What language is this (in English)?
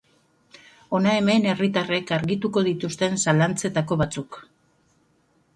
Basque